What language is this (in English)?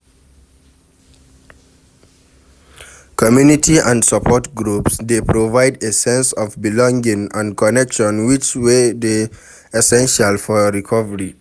Nigerian Pidgin